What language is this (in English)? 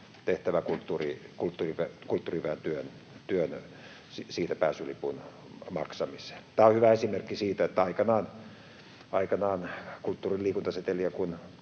Finnish